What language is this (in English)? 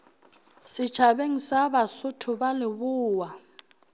Northern Sotho